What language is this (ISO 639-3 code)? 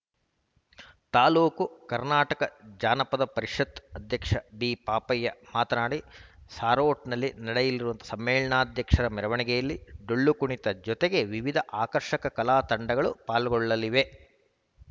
kan